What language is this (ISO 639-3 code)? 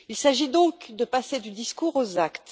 fra